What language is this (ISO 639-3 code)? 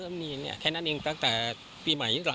tha